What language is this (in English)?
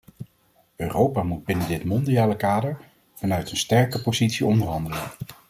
Dutch